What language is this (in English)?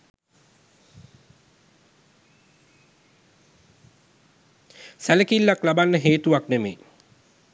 Sinhala